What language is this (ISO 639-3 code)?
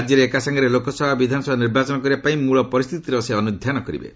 ori